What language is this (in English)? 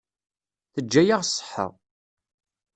Kabyle